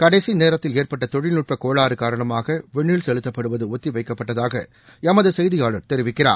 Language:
Tamil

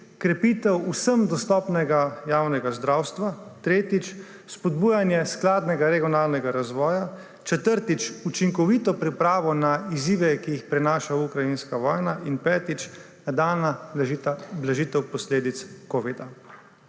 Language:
Slovenian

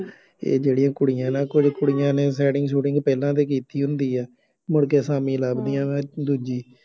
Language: Punjabi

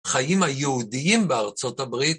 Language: Hebrew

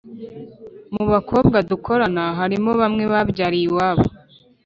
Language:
Kinyarwanda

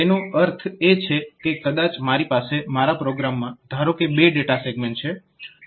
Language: Gujarati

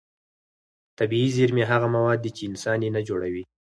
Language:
Pashto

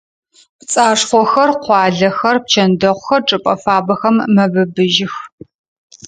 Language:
Adyghe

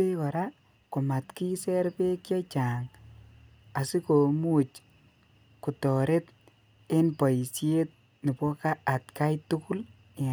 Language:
Kalenjin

